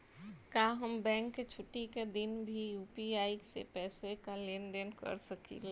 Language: Bhojpuri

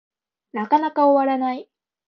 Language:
Japanese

